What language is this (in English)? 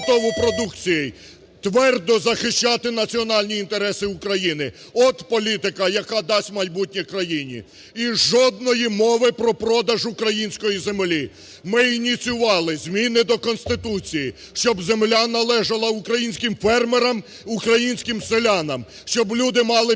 Ukrainian